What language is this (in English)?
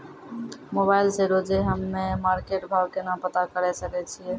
Maithili